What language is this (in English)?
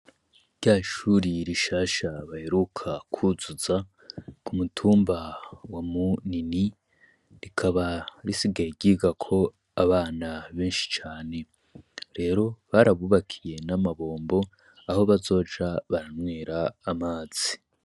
Rundi